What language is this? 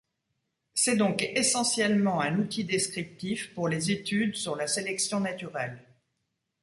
French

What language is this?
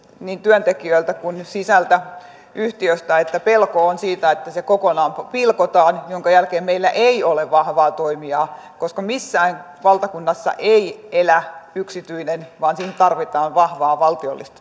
Finnish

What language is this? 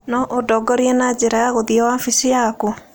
Kikuyu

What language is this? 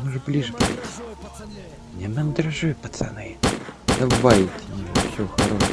Russian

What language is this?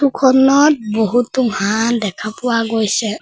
Assamese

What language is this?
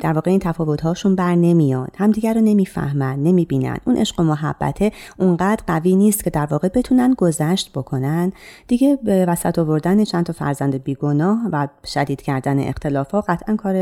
Persian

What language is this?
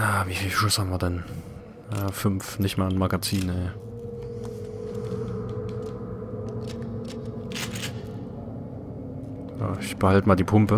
German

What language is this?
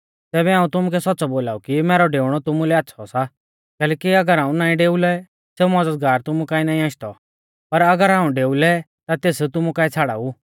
Mahasu Pahari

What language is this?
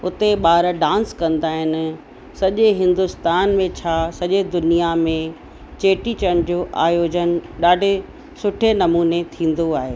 Sindhi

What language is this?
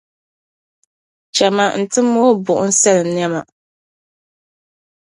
Dagbani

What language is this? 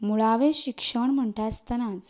Konkani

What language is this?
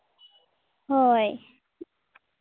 Santali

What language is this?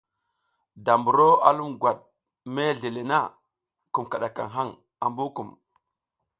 South Giziga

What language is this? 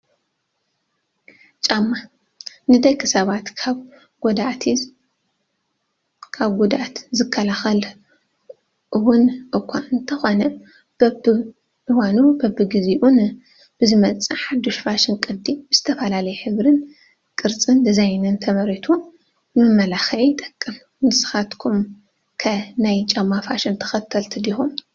Tigrinya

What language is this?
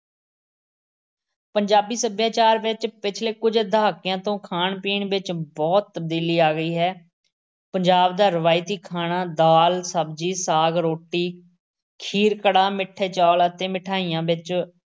Punjabi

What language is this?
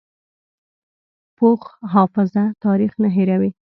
Pashto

